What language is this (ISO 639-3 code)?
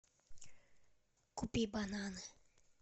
rus